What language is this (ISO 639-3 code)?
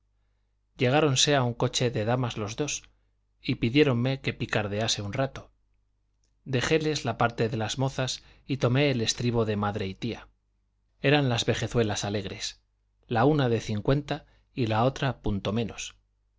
spa